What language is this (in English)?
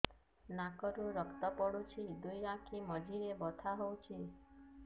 Odia